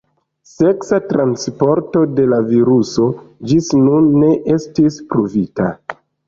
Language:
Esperanto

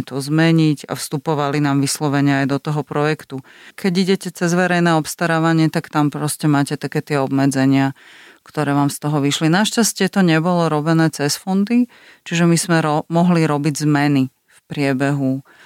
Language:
Slovak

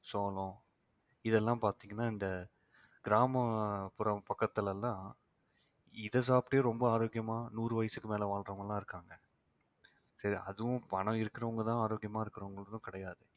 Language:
Tamil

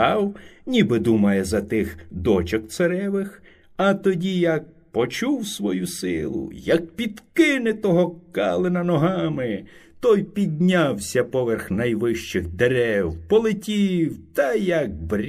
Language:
Ukrainian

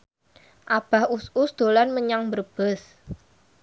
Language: Javanese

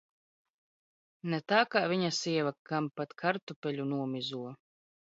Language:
Latvian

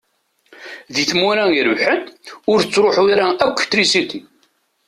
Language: Kabyle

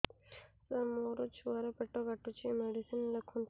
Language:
Odia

